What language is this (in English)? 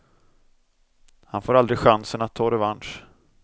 Swedish